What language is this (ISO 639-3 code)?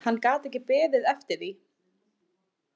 isl